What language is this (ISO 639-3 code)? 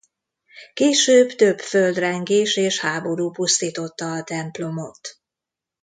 hun